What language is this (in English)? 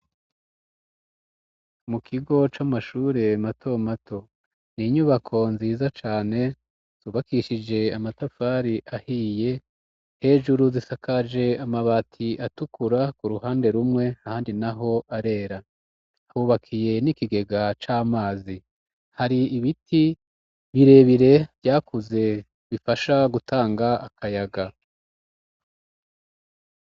Rundi